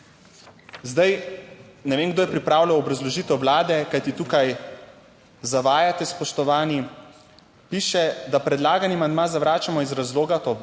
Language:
Slovenian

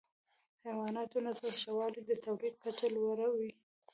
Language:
Pashto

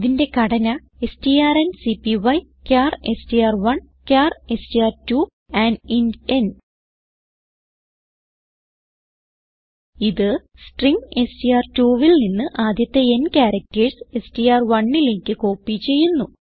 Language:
Malayalam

